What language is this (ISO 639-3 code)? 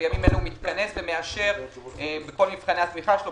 heb